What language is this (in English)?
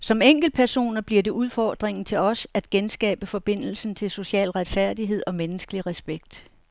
Danish